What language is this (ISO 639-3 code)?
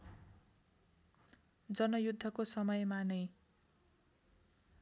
nep